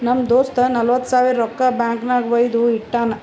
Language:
Kannada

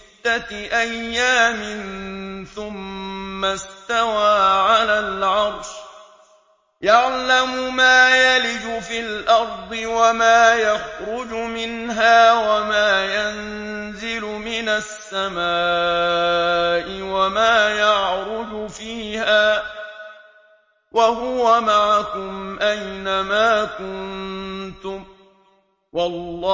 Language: Arabic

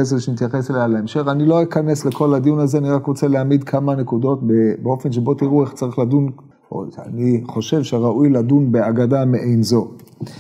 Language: Hebrew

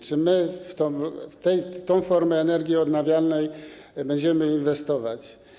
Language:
Polish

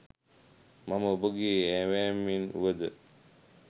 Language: Sinhala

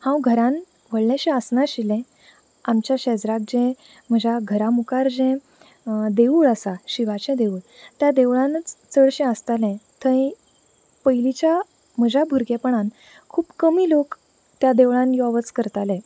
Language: Konkani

